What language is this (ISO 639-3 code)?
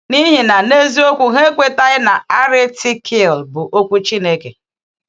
ibo